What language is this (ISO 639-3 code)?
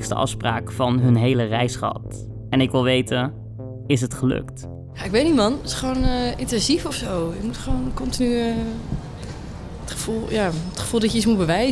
nld